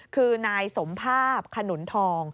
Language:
Thai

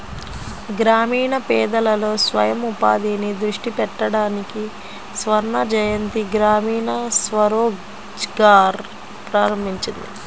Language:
Telugu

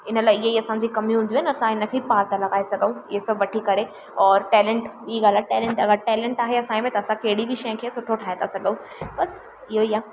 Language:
Sindhi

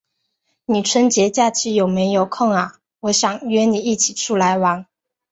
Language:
Chinese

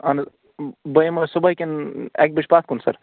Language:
Kashmiri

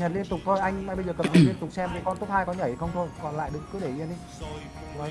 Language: Vietnamese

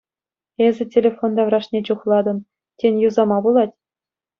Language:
Chuvash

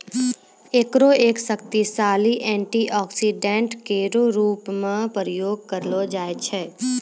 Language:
Maithili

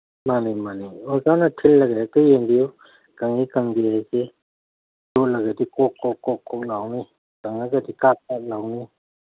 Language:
Manipuri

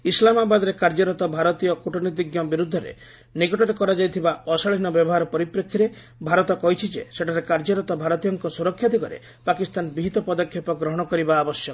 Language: Odia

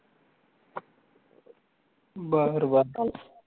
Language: Marathi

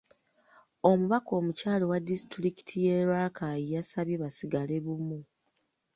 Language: Ganda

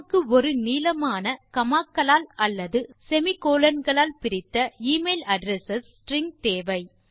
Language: Tamil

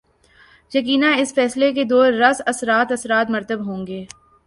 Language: Urdu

